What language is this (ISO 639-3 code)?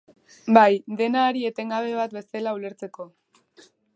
eus